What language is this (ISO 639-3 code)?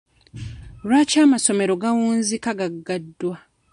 lug